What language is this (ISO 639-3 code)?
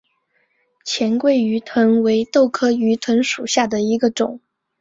zho